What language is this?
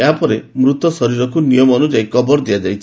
Odia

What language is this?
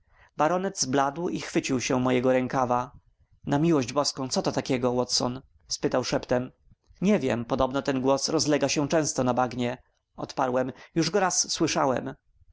Polish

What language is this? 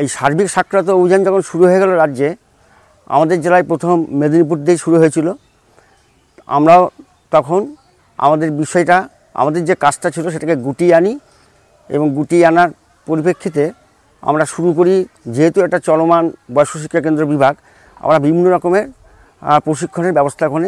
Bangla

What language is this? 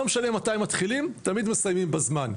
Hebrew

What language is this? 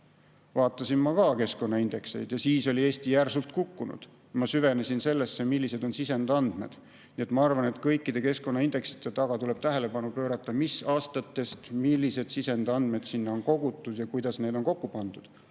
Estonian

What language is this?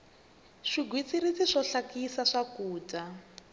Tsonga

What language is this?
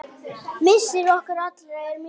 Icelandic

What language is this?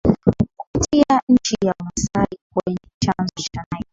Swahili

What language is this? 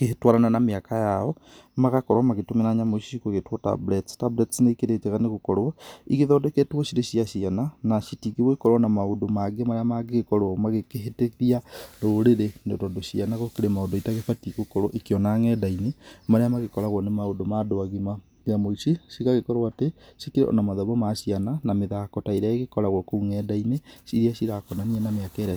Kikuyu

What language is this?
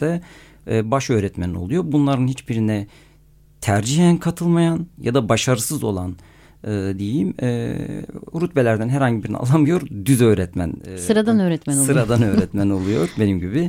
Turkish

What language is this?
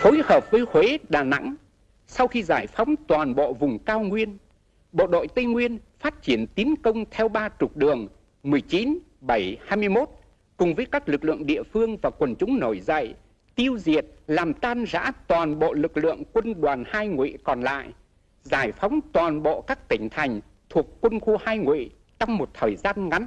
Vietnamese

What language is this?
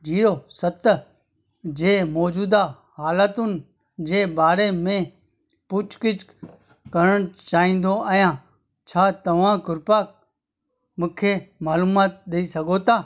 Sindhi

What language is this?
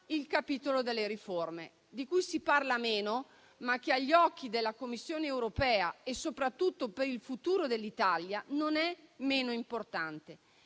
Italian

